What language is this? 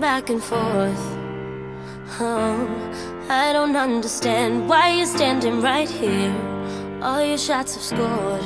English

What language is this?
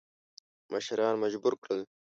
Pashto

